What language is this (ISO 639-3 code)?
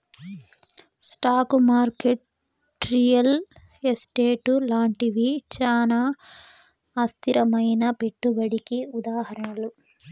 tel